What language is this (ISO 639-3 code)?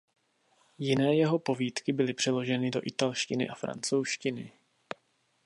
ces